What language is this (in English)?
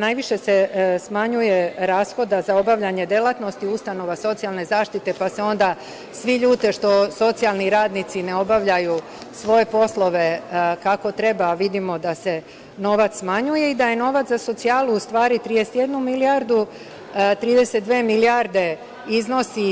Serbian